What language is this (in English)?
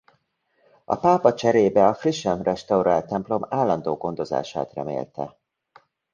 Hungarian